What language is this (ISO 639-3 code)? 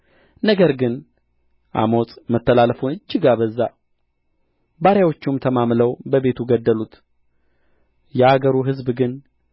amh